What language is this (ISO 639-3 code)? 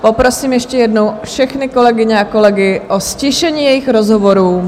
ces